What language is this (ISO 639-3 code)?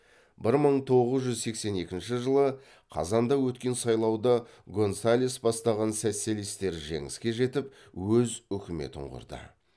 kaz